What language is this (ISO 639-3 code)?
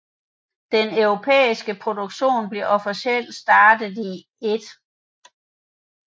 dan